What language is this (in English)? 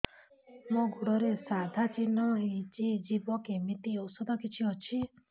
Odia